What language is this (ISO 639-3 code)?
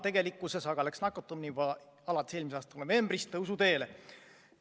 est